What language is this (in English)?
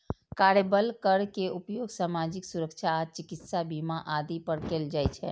Maithili